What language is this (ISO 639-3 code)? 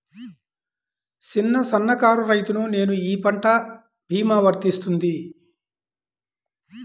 tel